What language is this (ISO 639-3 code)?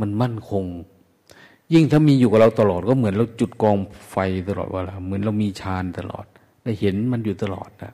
tha